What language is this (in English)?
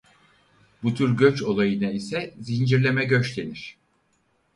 Turkish